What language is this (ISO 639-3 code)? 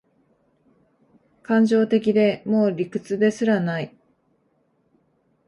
jpn